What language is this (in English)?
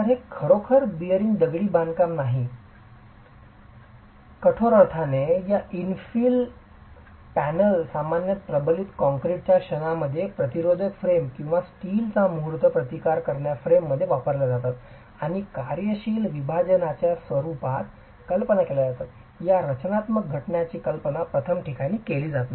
Marathi